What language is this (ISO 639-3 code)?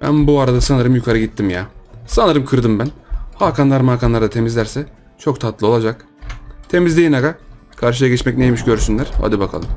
tur